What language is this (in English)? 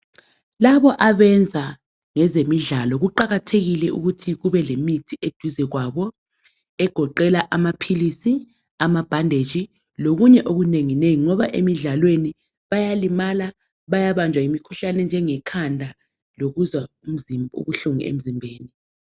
North Ndebele